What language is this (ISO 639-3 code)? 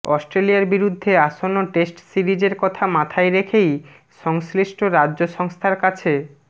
ben